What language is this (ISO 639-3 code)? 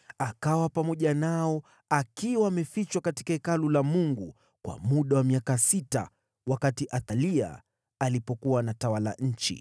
swa